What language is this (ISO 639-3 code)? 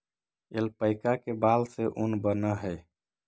mag